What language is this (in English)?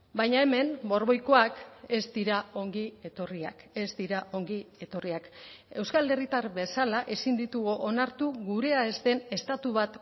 Basque